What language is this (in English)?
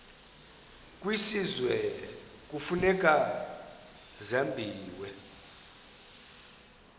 Xhosa